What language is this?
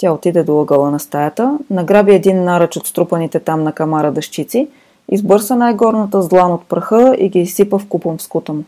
Bulgarian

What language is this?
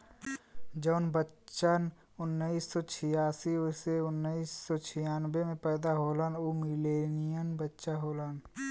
Bhojpuri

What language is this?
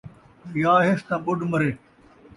Saraiki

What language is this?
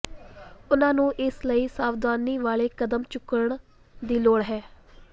Punjabi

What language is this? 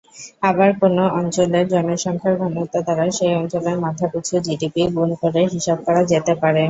Bangla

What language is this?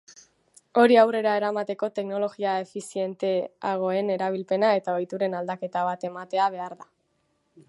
Basque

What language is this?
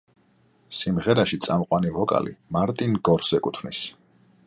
Georgian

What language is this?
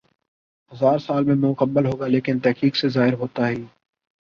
Urdu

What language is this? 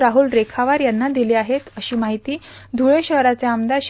Marathi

